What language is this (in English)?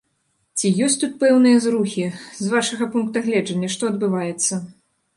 Belarusian